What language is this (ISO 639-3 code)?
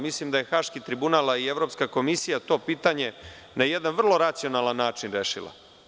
srp